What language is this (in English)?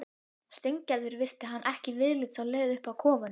Icelandic